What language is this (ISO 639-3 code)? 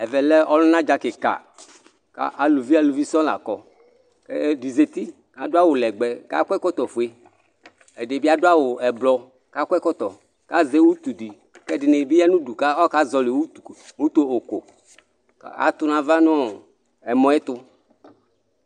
kpo